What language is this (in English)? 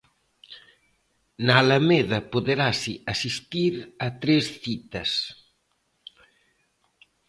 Galician